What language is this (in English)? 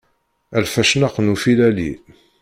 Kabyle